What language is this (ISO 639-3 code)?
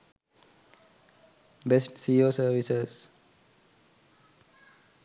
sin